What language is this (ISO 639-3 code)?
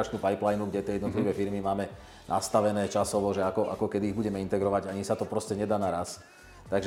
slk